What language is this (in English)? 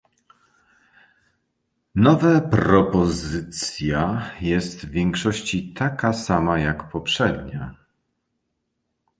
Polish